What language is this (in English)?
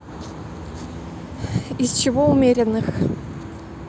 Russian